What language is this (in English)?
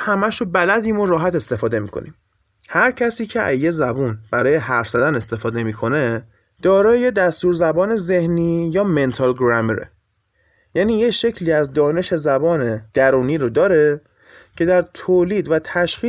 Persian